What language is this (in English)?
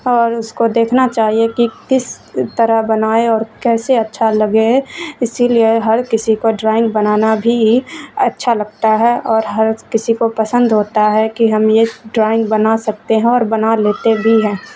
Urdu